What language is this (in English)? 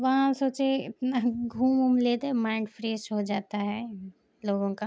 Urdu